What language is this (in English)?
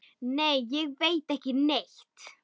Icelandic